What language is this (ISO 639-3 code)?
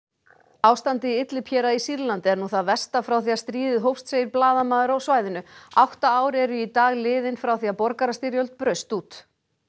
isl